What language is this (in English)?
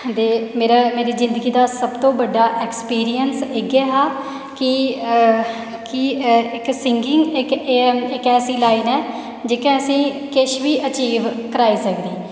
Dogri